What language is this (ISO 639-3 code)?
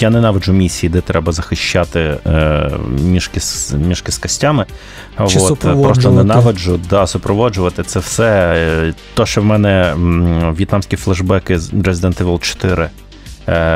ukr